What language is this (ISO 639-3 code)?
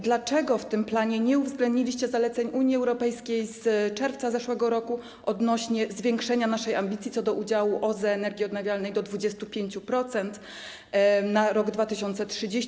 pol